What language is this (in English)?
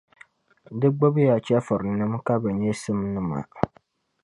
Dagbani